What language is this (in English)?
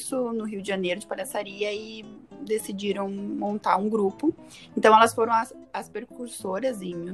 Portuguese